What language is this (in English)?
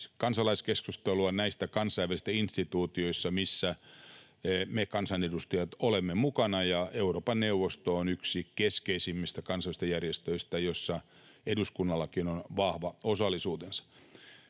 Finnish